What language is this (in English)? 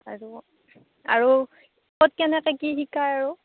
Assamese